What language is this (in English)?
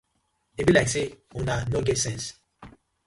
Nigerian Pidgin